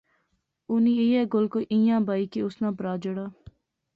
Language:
Pahari-Potwari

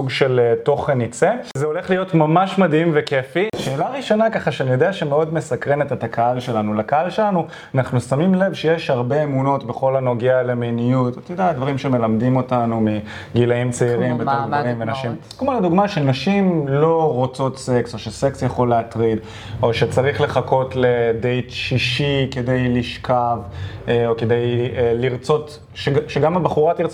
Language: Hebrew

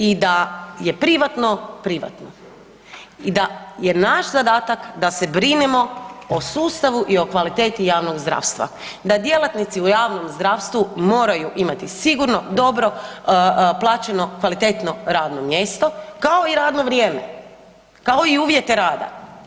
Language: Croatian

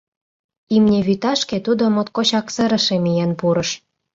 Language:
Mari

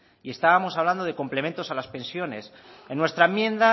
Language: Spanish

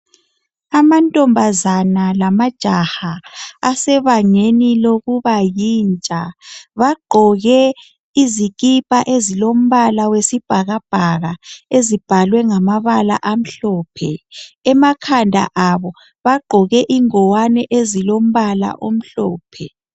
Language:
North Ndebele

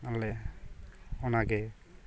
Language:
Santali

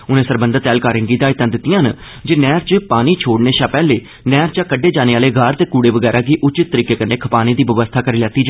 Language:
Dogri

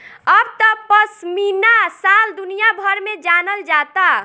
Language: Bhojpuri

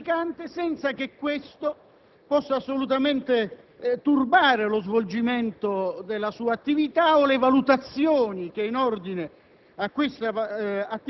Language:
Italian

